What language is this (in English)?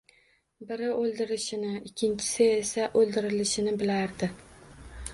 Uzbek